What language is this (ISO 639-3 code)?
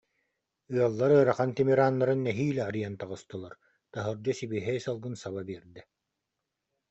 sah